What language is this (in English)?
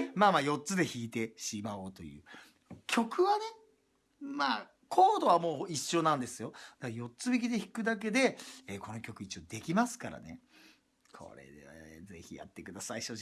Japanese